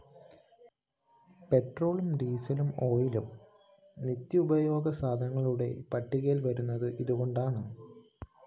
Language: Malayalam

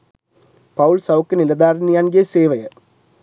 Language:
Sinhala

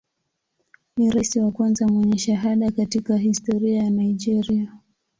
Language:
Swahili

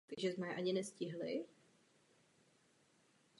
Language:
Czech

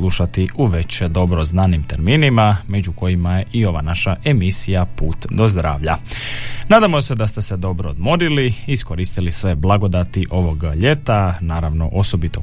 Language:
Croatian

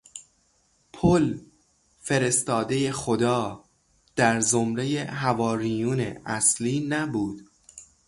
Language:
Persian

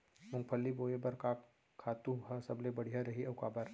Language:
Chhattisgarhi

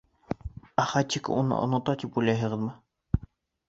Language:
Bashkir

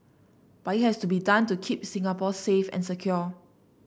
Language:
English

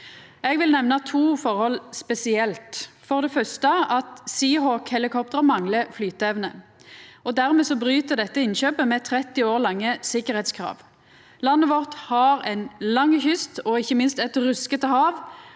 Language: Norwegian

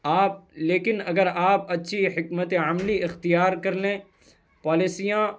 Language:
Urdu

